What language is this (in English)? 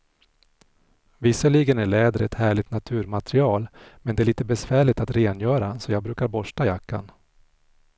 Swedish